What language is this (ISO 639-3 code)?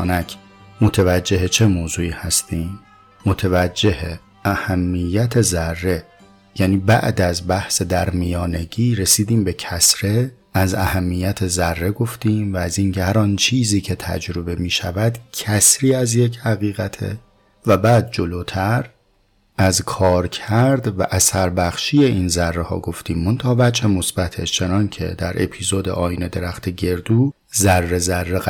fas